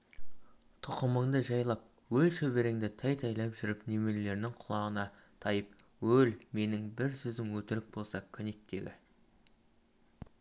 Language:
Kazakh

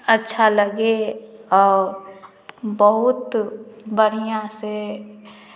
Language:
Hindi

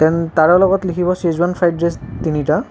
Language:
Assamese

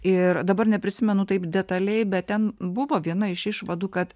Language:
Lithuanian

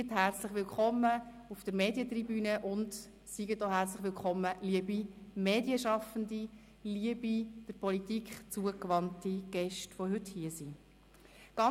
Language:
Swiss German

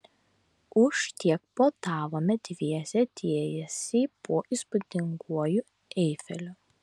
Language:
Lithuanian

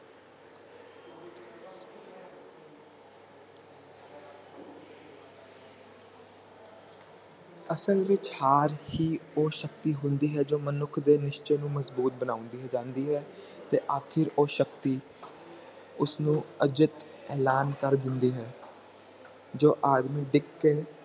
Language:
Punjabi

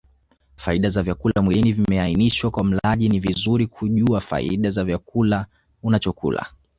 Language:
Swahili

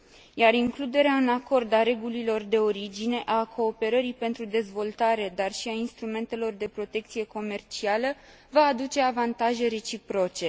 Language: Romanian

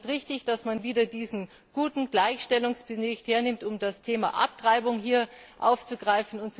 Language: German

